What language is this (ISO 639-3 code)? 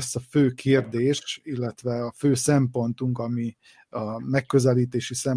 hun